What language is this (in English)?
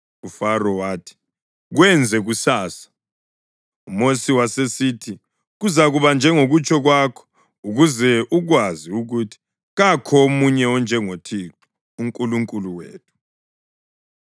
North Ndebele